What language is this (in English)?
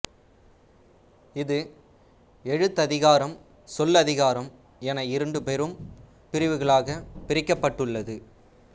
Tamil